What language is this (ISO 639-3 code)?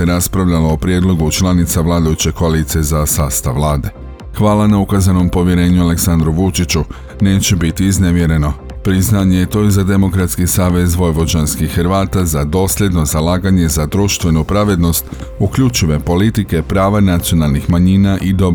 hrv